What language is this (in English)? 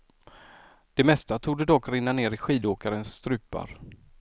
Swedish